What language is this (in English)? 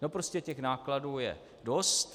Czech